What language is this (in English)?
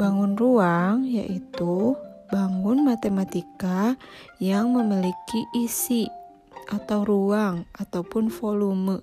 Indonesian